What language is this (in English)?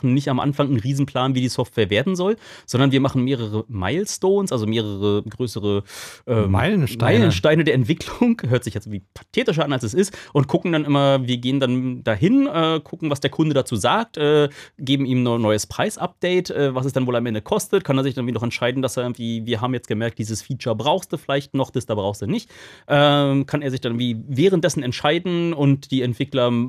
German